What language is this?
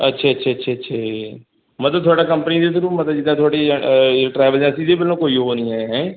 Punjabi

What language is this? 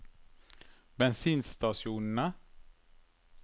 Norwegian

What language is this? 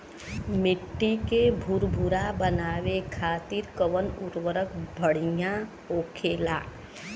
Bhojpuri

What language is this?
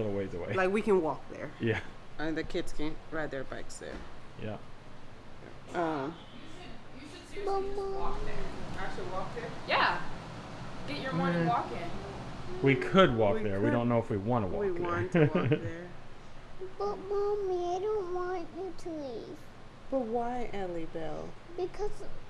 English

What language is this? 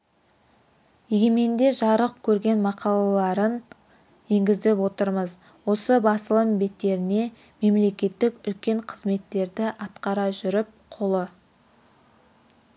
Kazakh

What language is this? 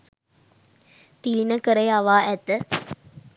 Sinhala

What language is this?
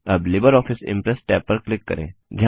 Hindi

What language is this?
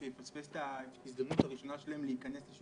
Hebrew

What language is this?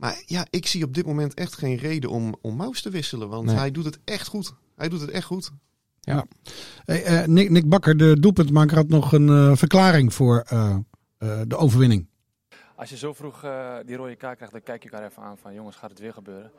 Dutch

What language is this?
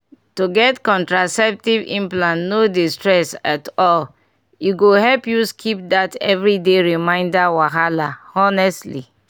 Nigerian Pidgin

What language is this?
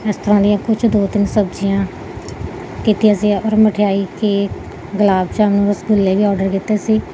Punjabi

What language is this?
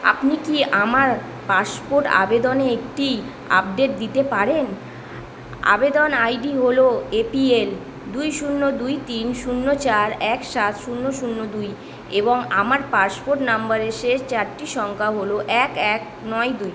Bangla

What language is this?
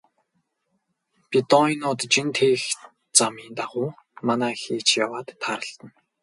Mongolian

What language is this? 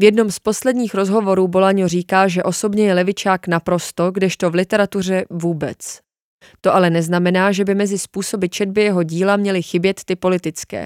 Czech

